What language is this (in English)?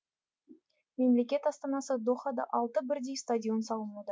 Kazakh